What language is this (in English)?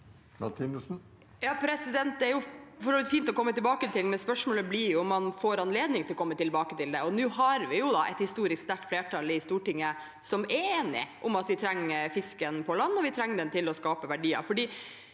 Norwegian